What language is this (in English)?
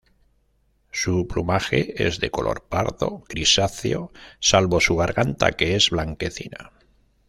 Spanish